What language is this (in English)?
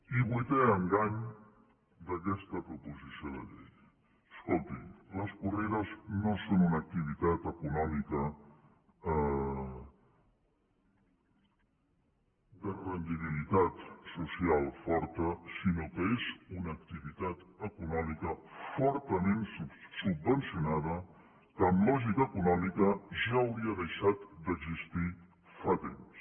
Catalan